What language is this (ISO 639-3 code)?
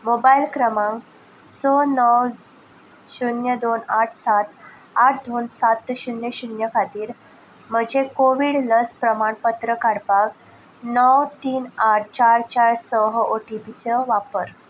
kok